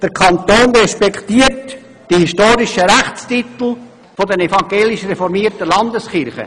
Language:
Swiss German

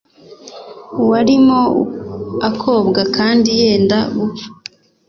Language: Kinyarwanda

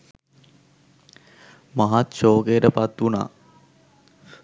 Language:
Sinhala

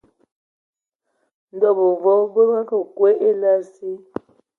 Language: Ewondo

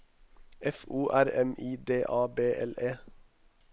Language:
Norwegian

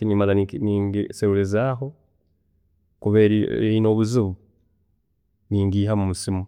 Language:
Tooro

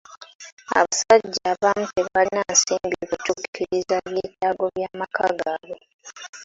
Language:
Ganda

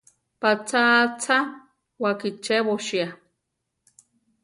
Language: Central Tarahumara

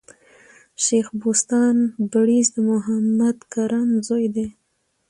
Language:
Pashto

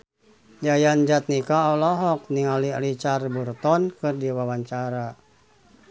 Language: Sundanese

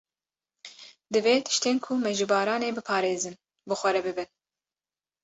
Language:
Kurdish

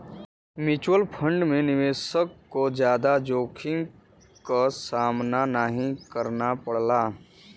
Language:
Bhojpuri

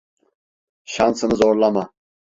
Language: Turkish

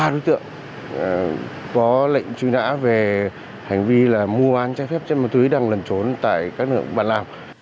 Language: Vietnamese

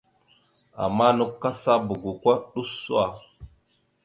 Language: Mada (Cameroon)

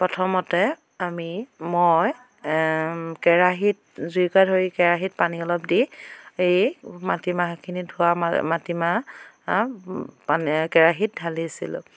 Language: Assamese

